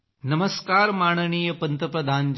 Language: Marathi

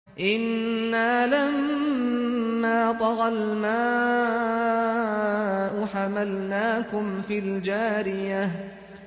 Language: Arabic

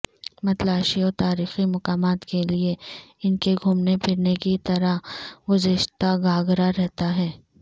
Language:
Urdu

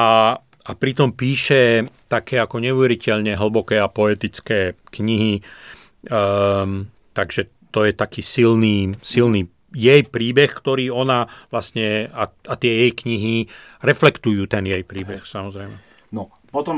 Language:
Slovak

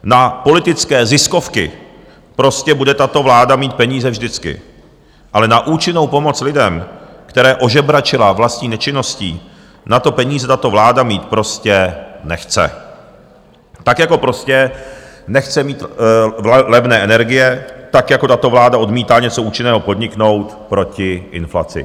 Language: Czech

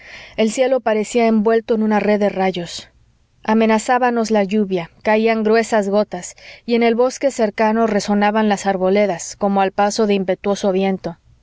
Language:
Spanish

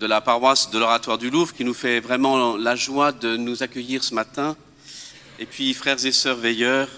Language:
French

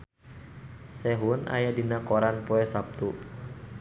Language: Sundanese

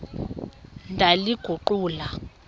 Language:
Xhosa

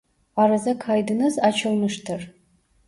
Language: Turkish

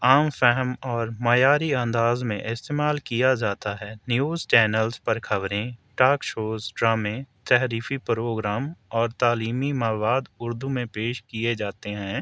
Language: Urdu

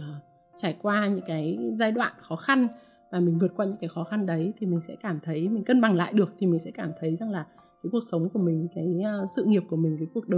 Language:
Vietnamese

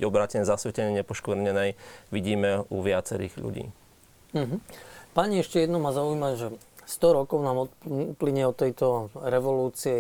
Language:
Slovak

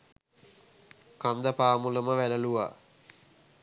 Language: Sinhala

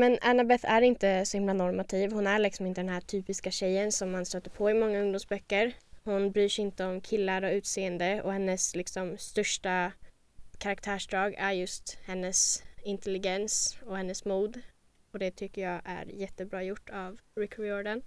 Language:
Swedish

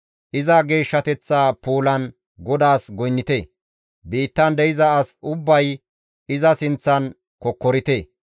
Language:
Gamo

